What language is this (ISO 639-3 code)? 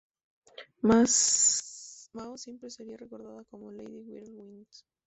spa